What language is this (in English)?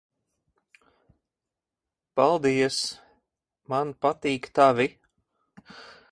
Latvian